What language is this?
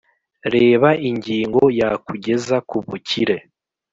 Kinyarwanda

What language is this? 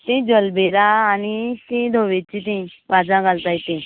Konkani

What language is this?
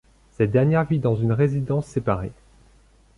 French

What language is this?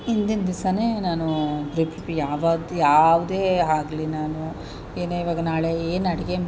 Kannada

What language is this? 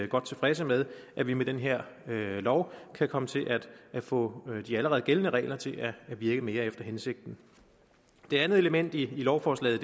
Danish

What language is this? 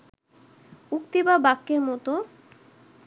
Bangla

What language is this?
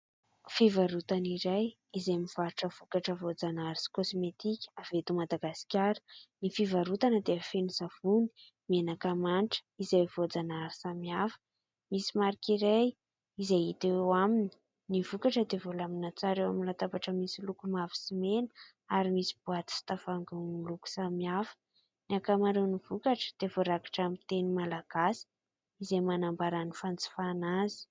Malagasy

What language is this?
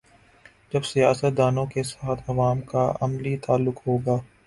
Urdu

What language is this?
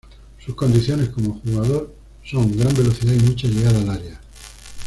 Spanish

